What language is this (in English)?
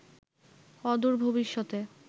Bangla